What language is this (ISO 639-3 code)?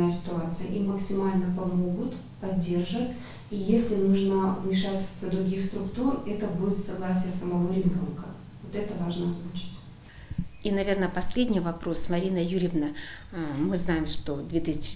rus